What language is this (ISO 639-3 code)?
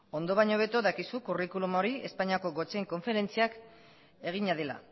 eus